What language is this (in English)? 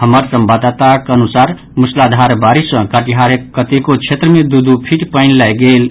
Maithili